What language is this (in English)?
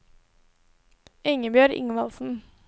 Norwegian